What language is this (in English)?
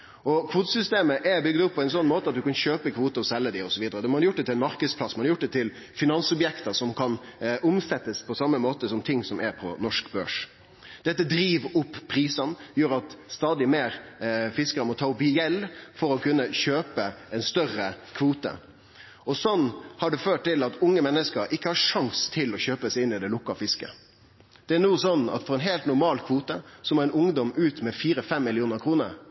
Norwegian Nynorsk